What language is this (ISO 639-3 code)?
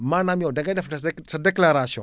wol